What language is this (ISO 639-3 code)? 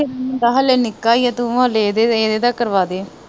pan